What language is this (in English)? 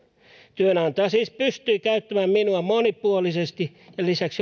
Finnish